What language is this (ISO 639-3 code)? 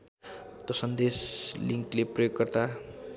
nep